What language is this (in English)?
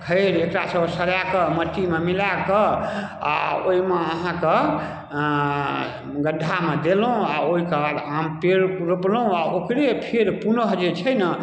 Maithili